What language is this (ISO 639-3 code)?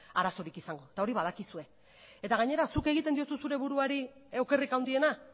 eus